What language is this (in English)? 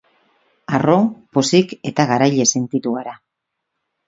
Basque